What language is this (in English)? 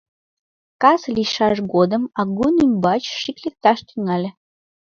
Mari